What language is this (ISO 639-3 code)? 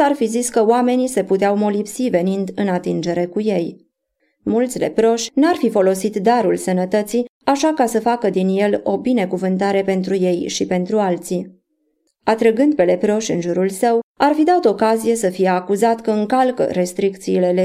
ron